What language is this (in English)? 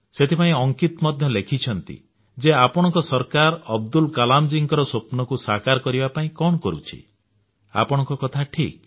Odia